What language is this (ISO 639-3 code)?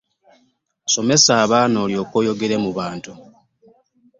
lug